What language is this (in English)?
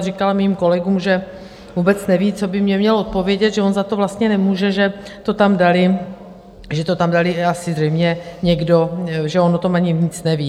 Czech